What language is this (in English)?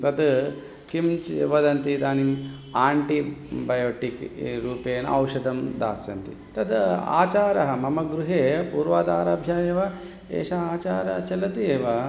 Sanskrit